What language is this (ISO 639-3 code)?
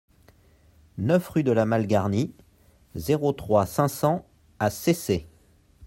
fra